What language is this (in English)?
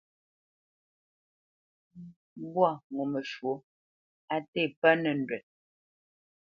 Bamenyam